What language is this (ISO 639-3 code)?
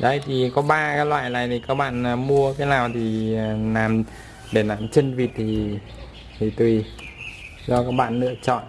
vie